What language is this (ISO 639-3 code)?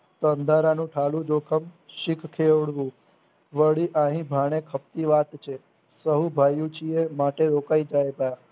guj